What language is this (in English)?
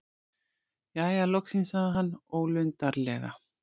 Icelandic